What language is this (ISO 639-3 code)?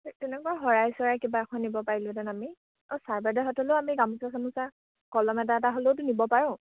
asm